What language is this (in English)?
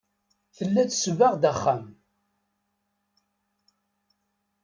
Kabyle